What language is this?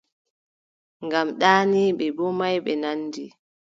Adamawa Fulfulde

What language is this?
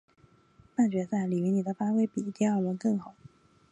Chinese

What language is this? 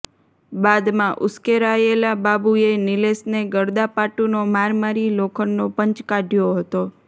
Gujarati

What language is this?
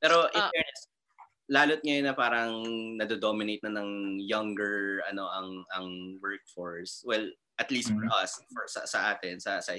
Filipino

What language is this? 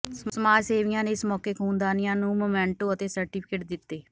Punjabi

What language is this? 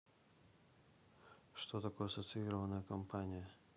Russian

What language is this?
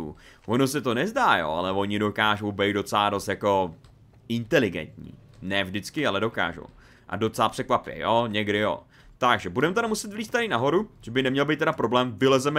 Czech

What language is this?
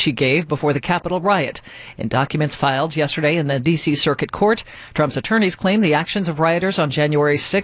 English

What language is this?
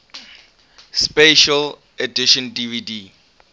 English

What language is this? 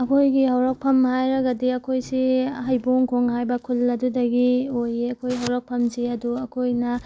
Manipuri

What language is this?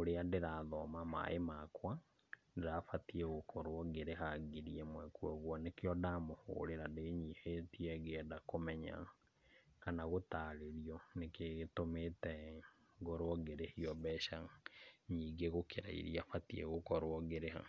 Kikuyu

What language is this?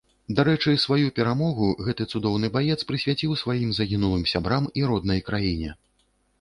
Belarusian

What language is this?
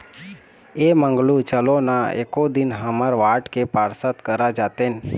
Chhattisgarhi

